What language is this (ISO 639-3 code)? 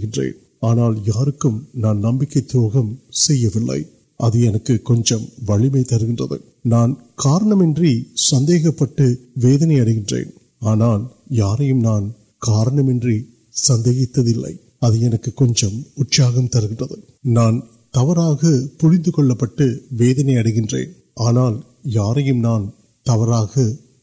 urd